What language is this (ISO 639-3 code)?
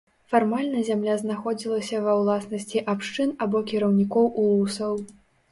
bel